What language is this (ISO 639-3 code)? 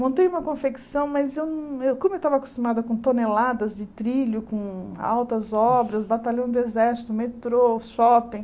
por